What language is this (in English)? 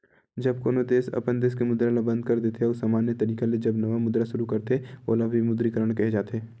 Chhattisgarhi